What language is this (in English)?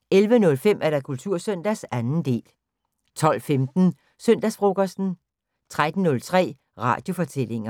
Danish